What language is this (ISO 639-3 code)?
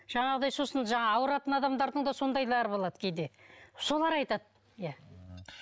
kaz